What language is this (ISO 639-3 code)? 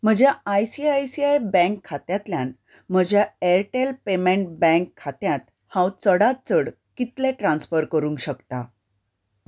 kok